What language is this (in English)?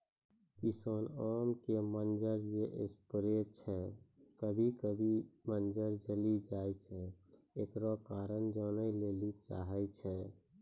Maithili